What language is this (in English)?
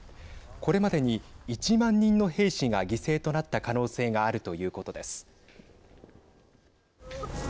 Japanese